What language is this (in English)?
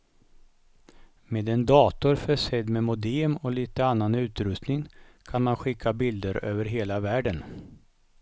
Swedish